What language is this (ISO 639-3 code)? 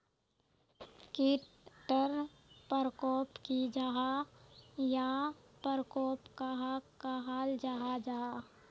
mag